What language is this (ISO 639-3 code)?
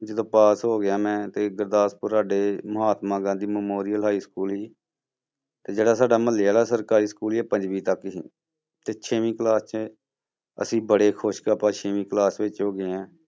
pan